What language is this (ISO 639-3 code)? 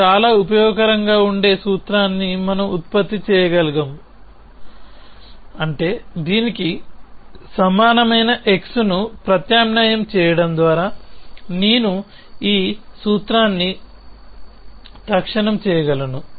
tel